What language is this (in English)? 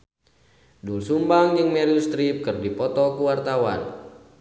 Sundanese